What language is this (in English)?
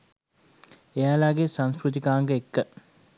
Sinhala